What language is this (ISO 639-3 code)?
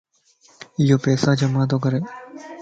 lss